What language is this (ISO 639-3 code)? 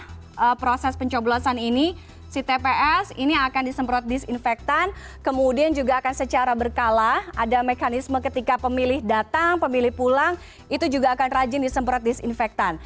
ind